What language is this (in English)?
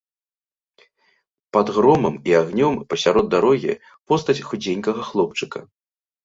Belarusian